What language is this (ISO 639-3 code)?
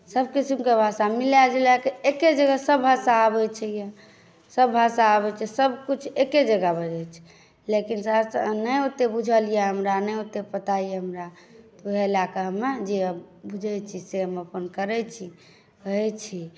mai